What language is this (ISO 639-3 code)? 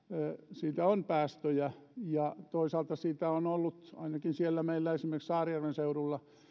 fin